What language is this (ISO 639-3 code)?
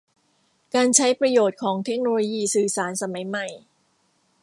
tha